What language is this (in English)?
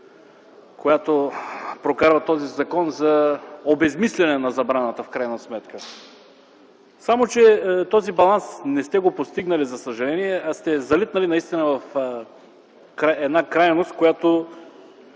Bulgarian